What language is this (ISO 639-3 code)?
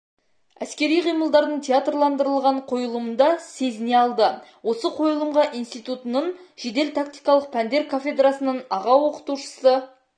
kaz